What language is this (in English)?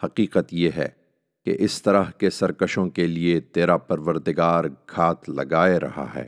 Urdu